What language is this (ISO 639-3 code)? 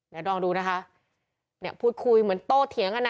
tha